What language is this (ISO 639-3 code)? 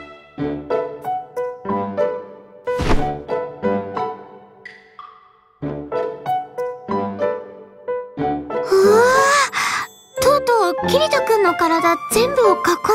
jpn